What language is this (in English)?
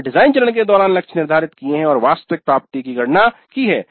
Hindi